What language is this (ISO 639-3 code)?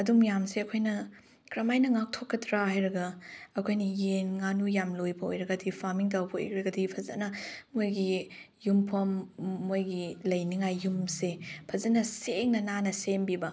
mni